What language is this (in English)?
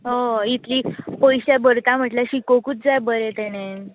Konkani